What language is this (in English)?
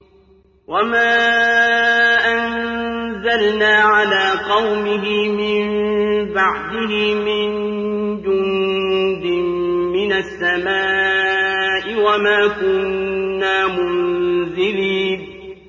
Arabic